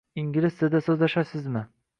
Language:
Uzbek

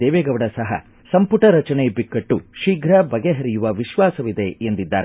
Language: Kannada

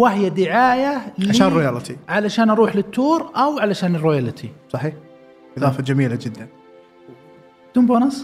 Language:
Arabic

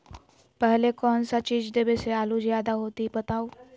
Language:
Magahi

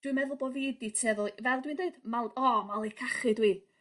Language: Welsh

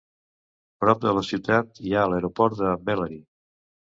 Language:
Catalan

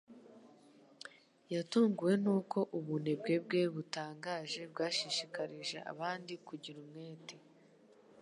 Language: Kinyarwanda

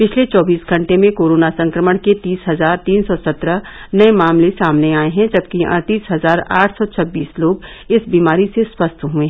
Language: Hindi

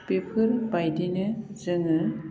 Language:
Bodo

